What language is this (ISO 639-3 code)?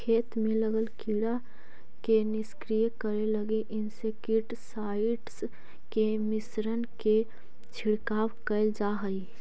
mag